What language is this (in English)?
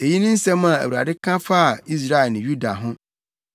Akan